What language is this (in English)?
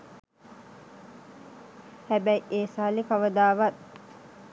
Sinhala